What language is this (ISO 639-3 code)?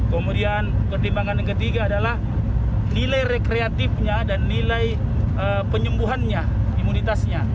ind